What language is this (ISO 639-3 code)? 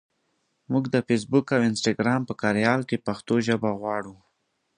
pus